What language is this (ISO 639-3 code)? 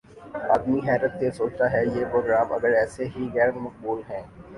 urd